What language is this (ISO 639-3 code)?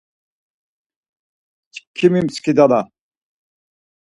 lzz